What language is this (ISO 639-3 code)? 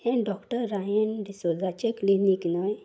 kok